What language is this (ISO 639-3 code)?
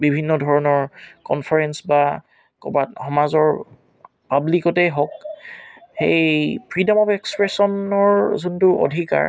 asm